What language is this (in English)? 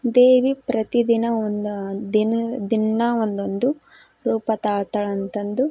Kannada